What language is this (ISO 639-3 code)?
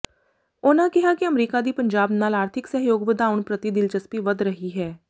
pan